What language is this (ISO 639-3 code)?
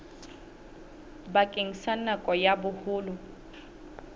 sot